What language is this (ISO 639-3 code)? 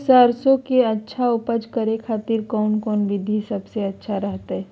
mag